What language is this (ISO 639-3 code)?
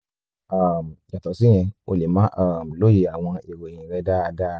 yor